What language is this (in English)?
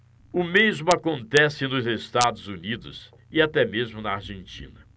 Portuguese